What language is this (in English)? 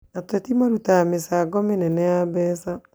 Kikuyu